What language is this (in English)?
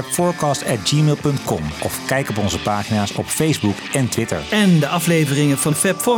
Dutch